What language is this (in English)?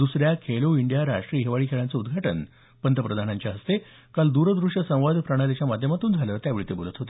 Marathi